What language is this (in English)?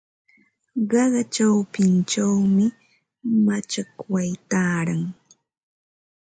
Ambo-Pasco Quechua